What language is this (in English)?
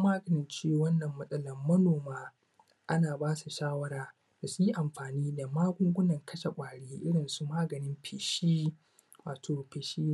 Hausa